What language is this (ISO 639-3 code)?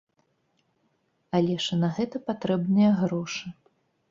bel